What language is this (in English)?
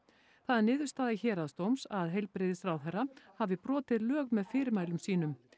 Icelandic